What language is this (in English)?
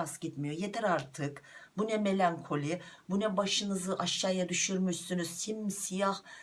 Turkish